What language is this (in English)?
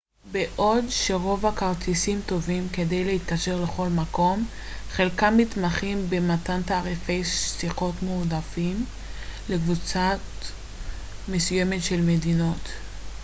Hebrew